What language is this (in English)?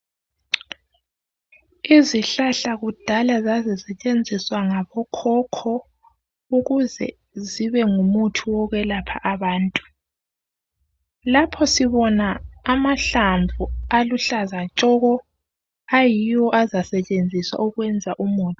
North Ndebele